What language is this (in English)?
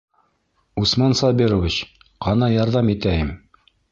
Bashkir